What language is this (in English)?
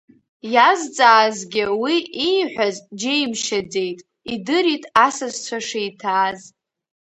Abkhazian